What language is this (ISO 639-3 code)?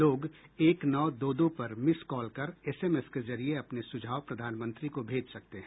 hin